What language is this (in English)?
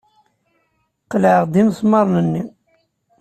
Kabyle